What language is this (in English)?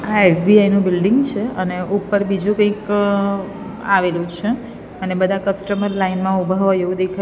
Gujarati